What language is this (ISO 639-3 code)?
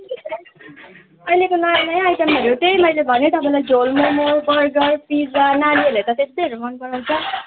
nep